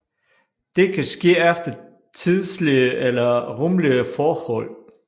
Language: Danish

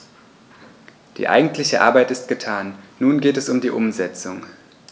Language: German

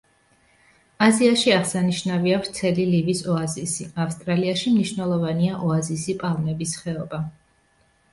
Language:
Georgian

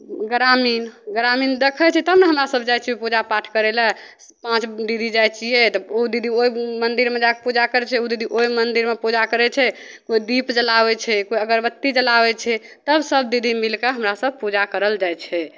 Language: Maithili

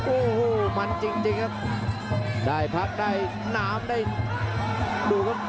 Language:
Thai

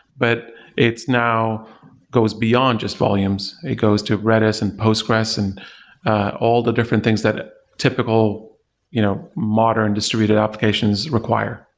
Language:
English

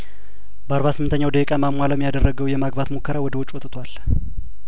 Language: Amharic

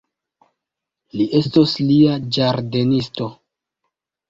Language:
Esperanto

